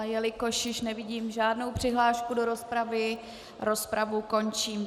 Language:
Czech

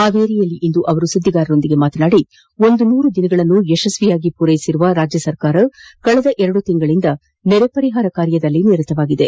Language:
Kannada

